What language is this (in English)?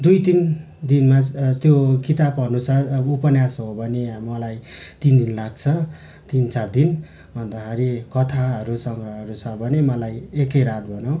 Nepali